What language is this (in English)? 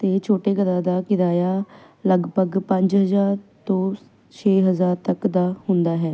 Punjabi